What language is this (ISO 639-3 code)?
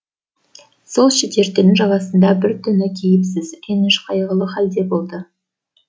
kaz